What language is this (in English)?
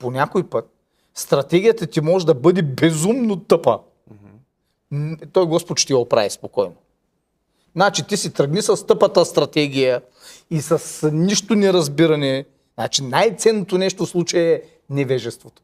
Bulgarian